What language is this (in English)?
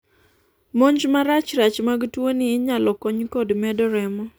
Luo (Kenya and Tanzania)